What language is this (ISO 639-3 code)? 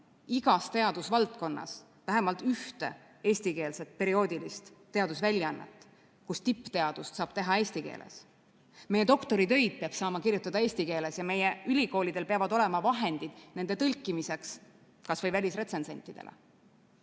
est